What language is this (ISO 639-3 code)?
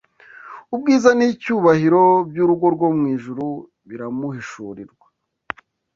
kin